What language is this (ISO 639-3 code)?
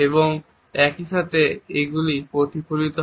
ben